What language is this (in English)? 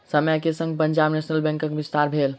Maithili